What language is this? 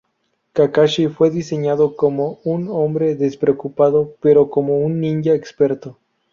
Spanish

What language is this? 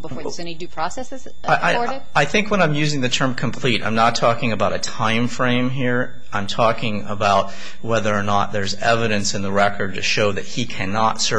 English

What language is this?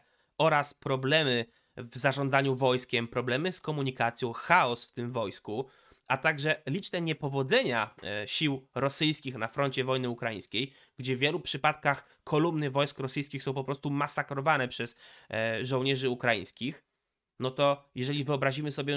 Polish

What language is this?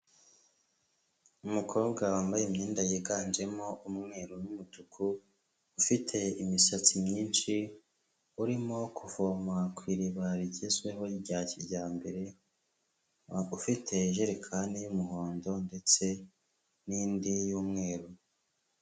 Kinyarwanda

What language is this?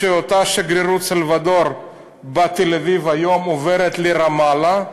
Hebrew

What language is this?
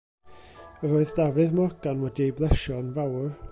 Welsh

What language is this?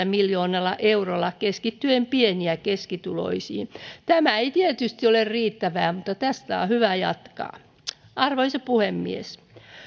Finnish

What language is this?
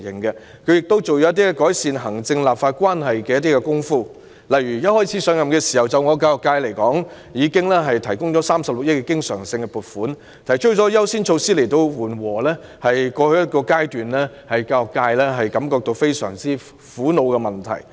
Cantonese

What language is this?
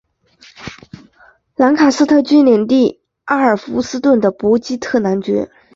Chinese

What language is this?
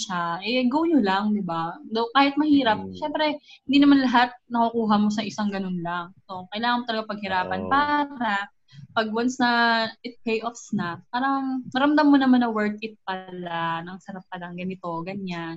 Filipino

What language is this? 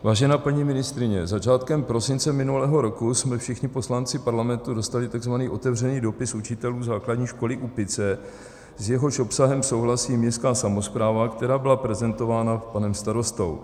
Czech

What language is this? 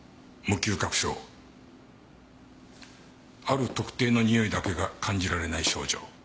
Japanese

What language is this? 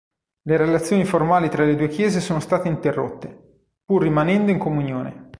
Italian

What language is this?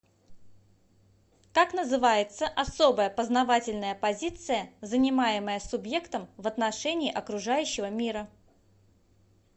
Russian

